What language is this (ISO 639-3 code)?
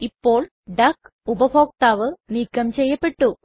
mal